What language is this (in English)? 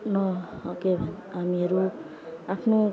Nepali